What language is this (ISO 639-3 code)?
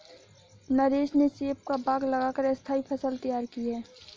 hin